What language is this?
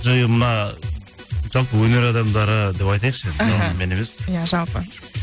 Kazakh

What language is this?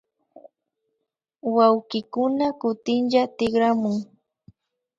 Imbabura Highland Quichua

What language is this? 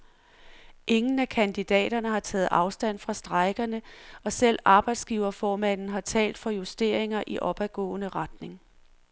Danish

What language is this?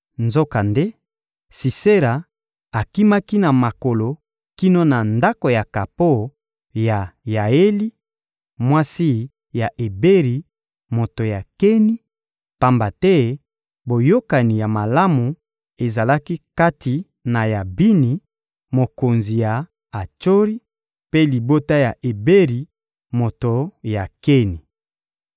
Lingala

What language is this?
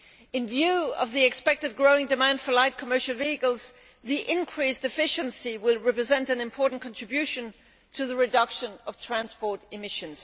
English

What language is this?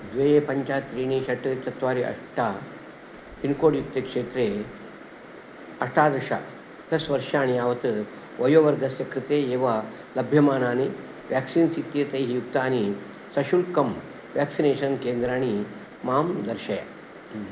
Sanskrit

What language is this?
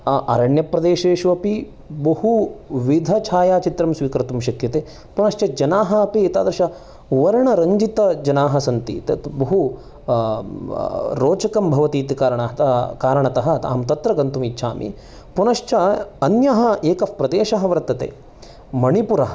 Sanskrit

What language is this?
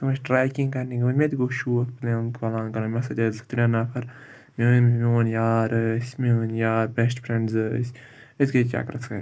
Kashmiri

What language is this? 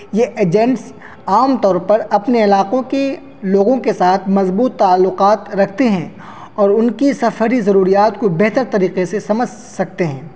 Urdu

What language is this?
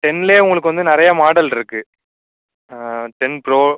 Tamil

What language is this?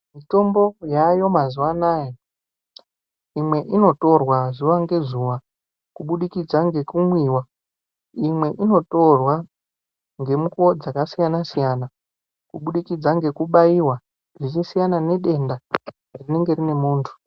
Ndau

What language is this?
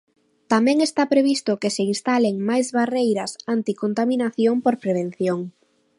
Galician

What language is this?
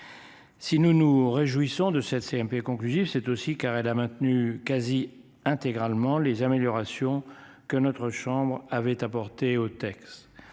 French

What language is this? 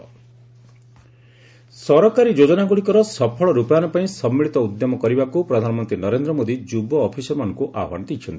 Odia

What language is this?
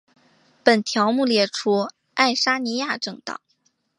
Chinese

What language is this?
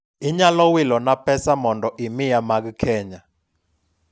Luo (Kenya and Tanzania)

